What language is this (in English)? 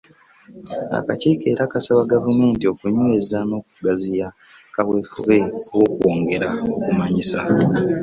Ganda